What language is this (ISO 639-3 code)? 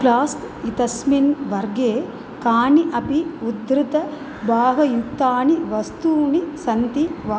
san